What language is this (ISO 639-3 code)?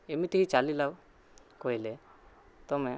ori